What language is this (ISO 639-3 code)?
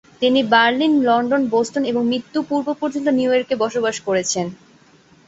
ben